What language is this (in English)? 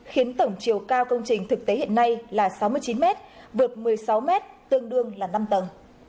Vietnamese